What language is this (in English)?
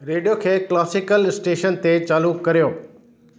Sindhi